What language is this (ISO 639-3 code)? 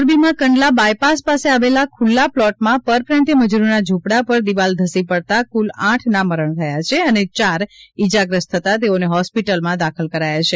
guj